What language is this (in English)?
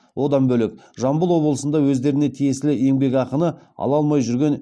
Kazakh